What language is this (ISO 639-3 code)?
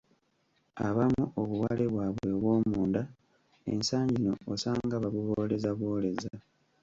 lug